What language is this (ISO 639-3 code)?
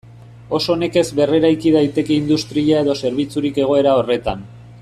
eus